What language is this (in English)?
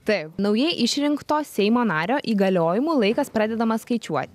Lithuanian